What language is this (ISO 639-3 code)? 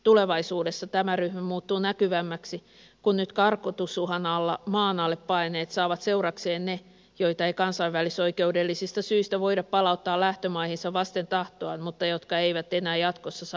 fin